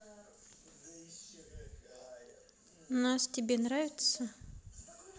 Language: Russian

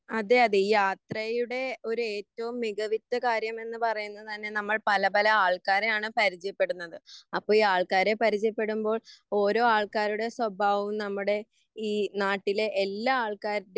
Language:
Malayalam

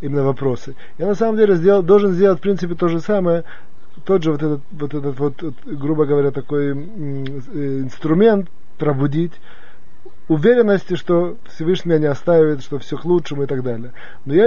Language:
Russian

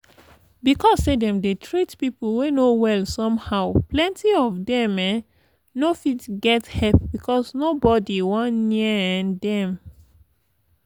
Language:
Nigerian Pidgin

